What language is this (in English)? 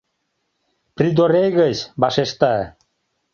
Mari